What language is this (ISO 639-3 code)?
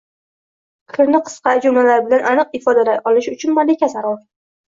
uzb